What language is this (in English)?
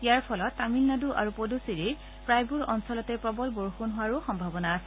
Assamese